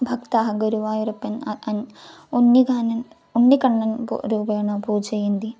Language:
Sanskrit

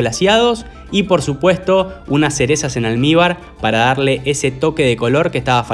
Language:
Spanish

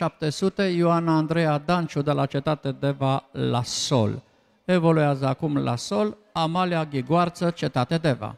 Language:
Romanian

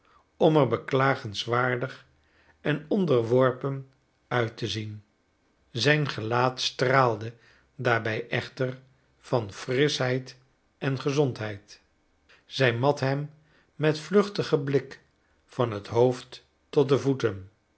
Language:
Dutch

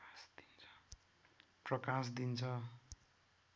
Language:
Nepali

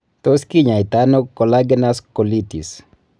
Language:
Kalenjin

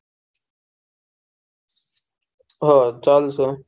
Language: Gujarati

